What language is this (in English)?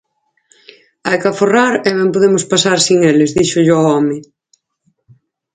Galician